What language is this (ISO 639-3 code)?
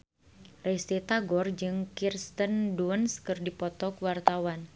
sun